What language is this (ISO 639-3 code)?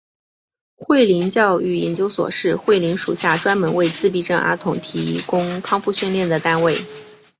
zho